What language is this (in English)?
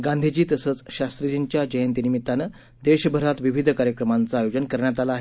Marathi